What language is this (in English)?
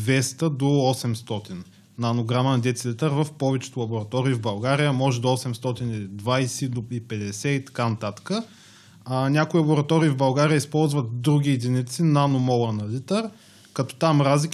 Bulgarian